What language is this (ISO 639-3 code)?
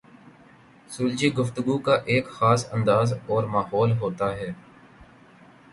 urd